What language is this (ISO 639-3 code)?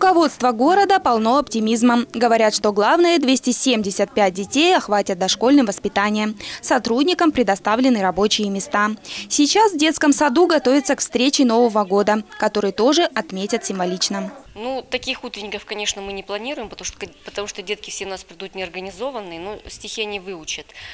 rus